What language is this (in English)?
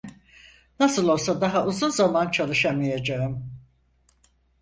Turkish